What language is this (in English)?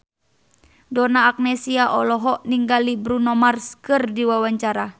Sundanese